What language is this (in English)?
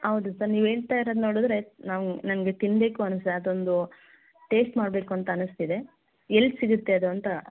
Kannada